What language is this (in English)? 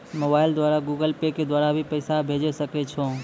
Maithili